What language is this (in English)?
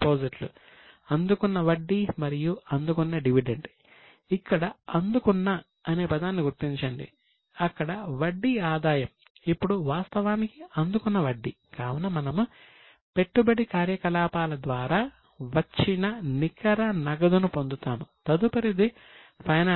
Telugu